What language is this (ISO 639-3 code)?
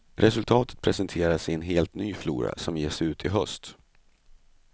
swe